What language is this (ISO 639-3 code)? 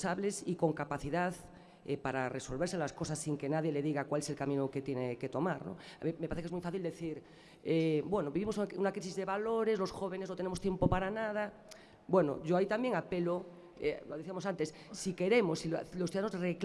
spa